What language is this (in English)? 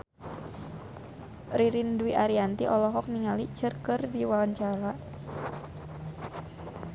Sundanese